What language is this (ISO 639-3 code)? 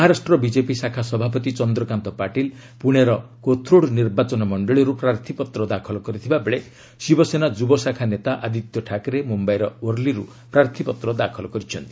ori